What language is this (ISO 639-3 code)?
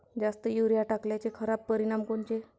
mar